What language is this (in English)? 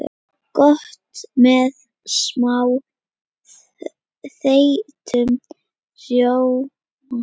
Icelandic